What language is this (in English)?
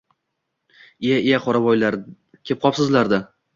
Uzbek